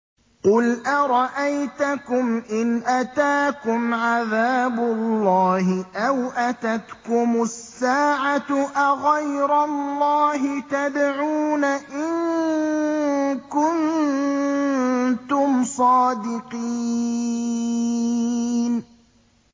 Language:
Arabic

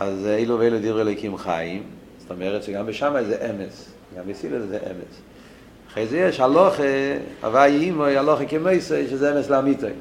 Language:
Hebrew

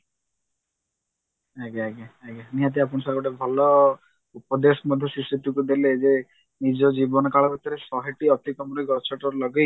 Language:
Odia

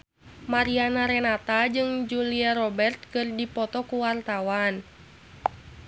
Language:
Sundanese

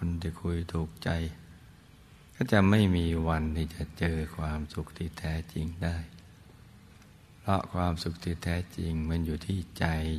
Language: Thai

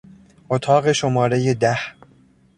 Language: Persian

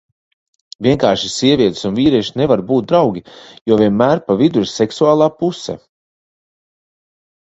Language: Latvian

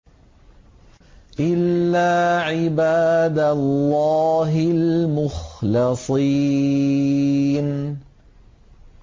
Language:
Arabic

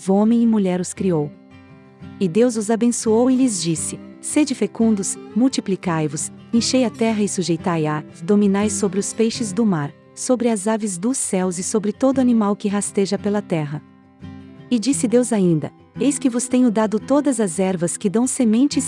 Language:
Portuguese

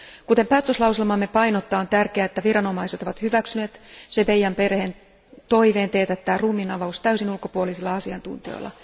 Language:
Finnish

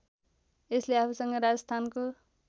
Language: Nepali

